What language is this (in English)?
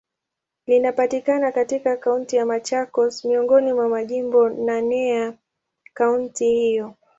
Swahili